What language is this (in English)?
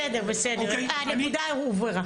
Hebrew